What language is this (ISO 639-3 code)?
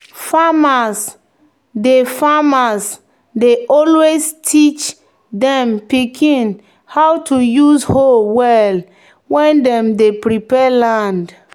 pcm